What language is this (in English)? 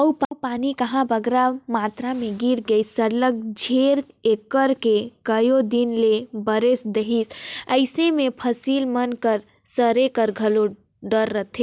Chhattisgarhi